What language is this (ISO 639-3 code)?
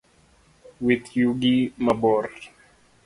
luo